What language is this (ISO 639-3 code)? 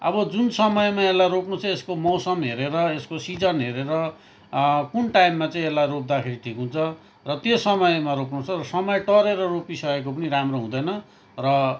nep